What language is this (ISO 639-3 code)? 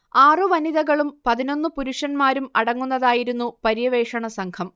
mal